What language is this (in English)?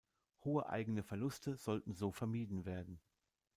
German